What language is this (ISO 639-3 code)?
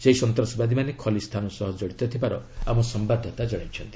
ori